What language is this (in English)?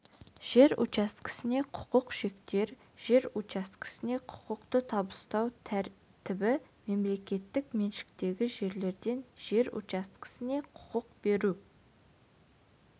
Kazakh